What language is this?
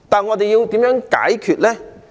Cantonese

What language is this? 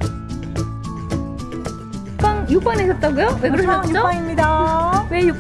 Korean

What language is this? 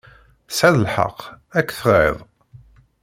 Kabyle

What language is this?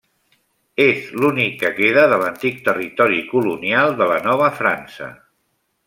Catalan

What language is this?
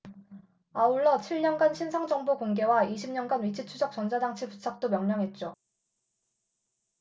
Korean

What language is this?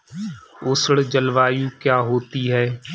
Hindi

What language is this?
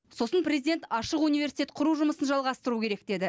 Kazakh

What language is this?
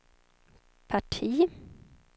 Swedish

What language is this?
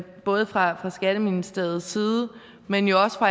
Danish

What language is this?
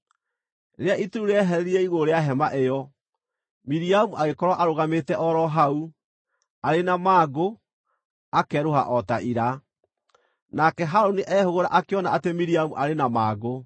Kikuyu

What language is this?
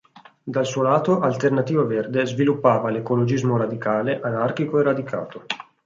Italian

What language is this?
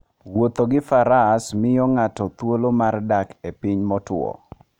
Luo (Kenya and Tanzania)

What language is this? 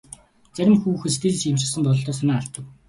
Mongolian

